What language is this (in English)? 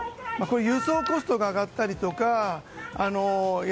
Japanese